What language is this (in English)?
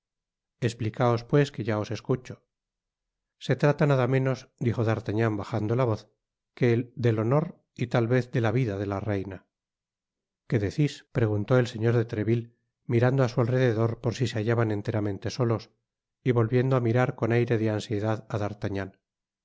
Spanish